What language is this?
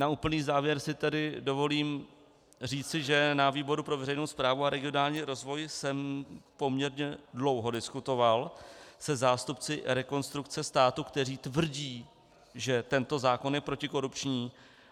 Czech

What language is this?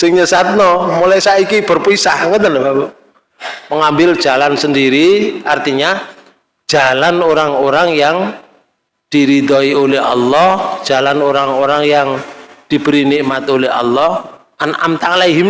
Indonesian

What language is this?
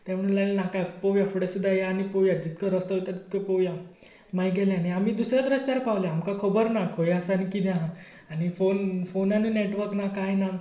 Konkani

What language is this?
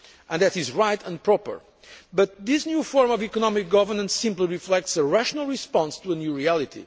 English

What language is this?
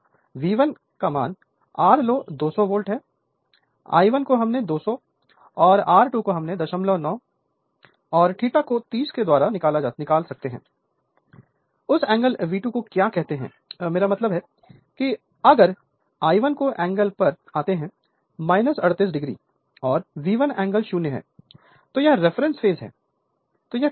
Hindi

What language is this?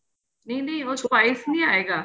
Punjabi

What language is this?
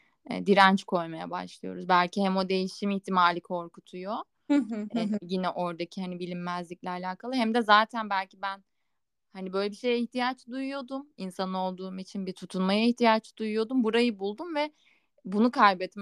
Turkish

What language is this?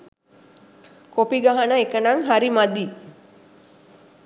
Sinhala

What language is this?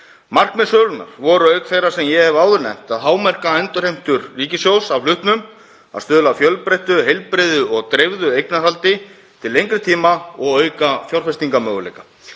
Icelandic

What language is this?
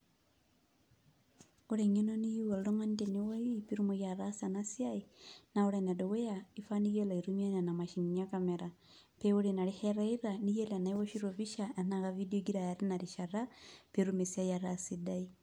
Masai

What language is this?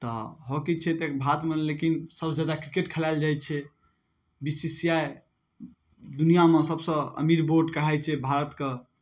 Maithili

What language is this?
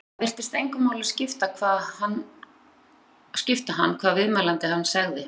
Icelandic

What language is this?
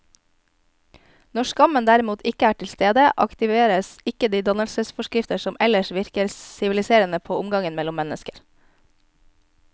Norwegian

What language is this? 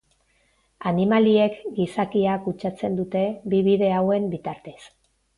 Basque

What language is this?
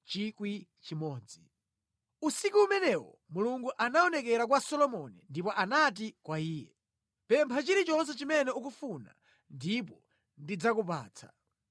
Nyanja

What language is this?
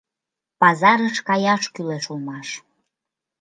Mari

